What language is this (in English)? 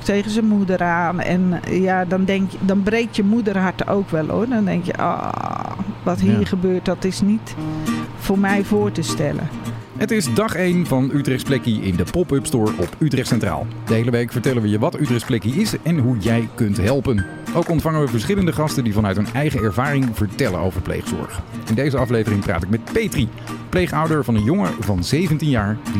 Dutch